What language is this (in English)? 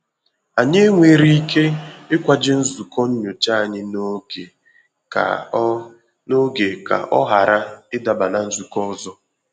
Igbo